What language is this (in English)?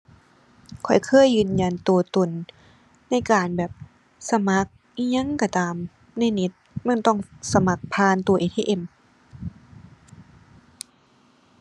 Thai